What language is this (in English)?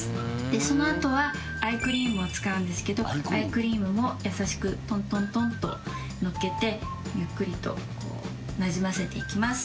Japanese